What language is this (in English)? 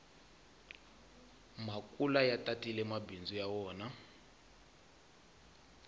Tsonga